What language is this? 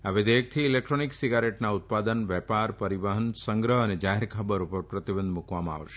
Gujarati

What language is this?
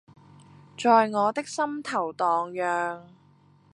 Cantonese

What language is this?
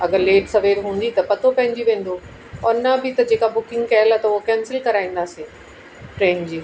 Sindhi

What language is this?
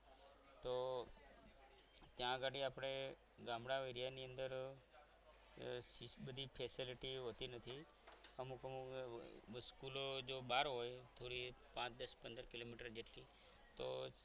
Gujarati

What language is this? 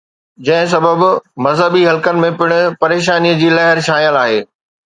Sindhi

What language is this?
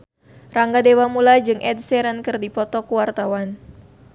Sundanese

